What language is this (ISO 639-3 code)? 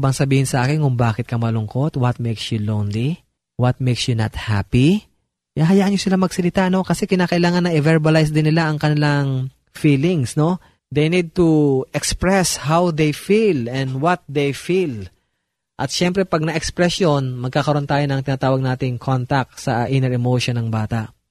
fil